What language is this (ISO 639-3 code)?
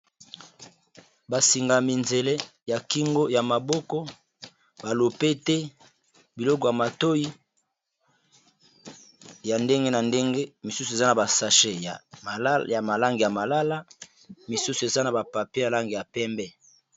lin